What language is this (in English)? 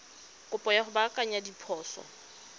Tswana